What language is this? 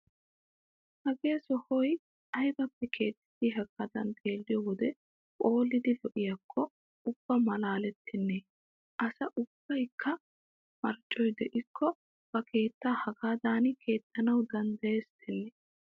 Wolaytta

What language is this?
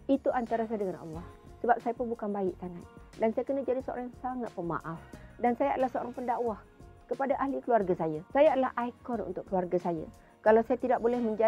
Malay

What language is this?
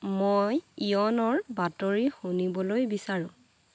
Assamese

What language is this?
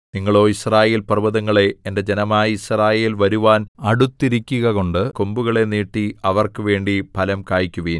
Malayalam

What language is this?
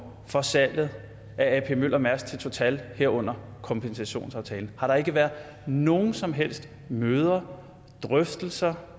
Danish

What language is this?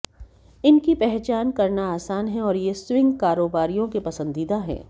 Hindi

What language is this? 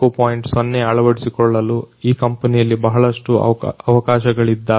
Kannada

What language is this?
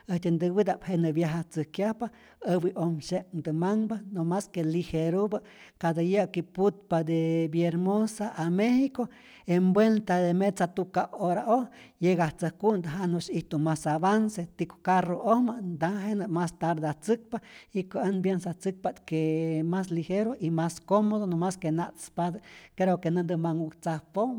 Rayón Zoque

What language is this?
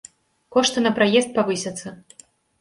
Belarusian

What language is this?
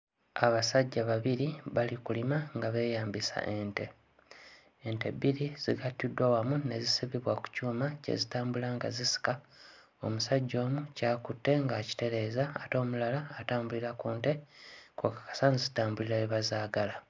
Ganda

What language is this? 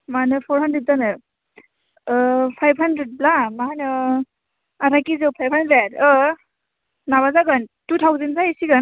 Bodo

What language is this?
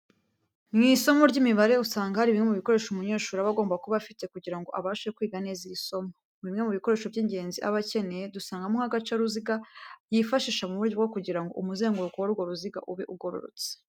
Kinyarwanda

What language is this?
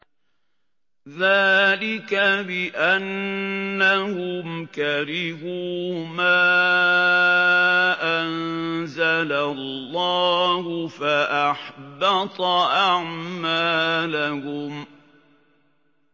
Arabic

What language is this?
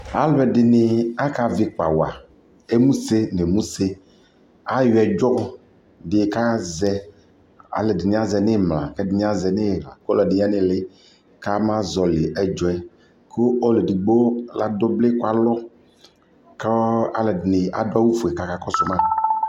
Ikposo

